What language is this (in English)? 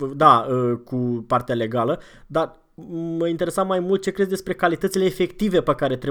Romanian